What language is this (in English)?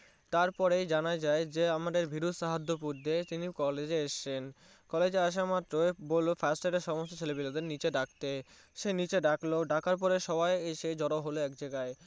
Bangla